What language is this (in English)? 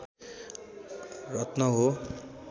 Nepali